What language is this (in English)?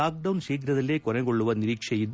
Kannada